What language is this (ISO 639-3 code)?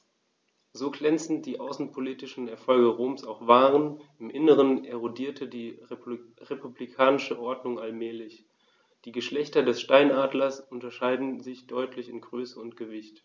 deu